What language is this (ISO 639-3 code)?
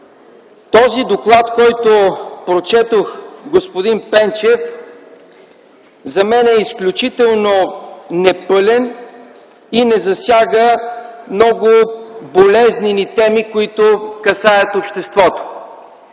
bul